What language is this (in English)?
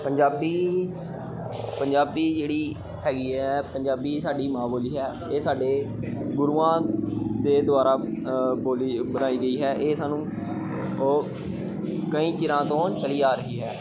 Punjabi